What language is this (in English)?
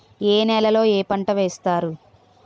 Telugu